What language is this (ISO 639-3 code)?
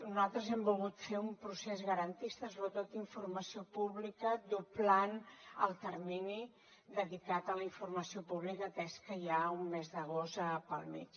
cat